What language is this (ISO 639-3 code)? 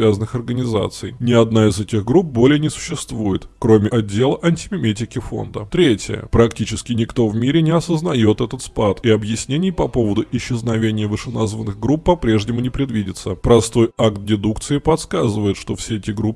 rus